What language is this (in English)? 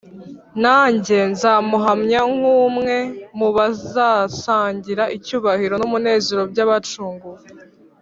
Kinyarwanda